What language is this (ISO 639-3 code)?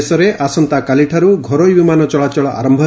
ori